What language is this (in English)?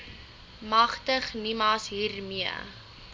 Afrikaans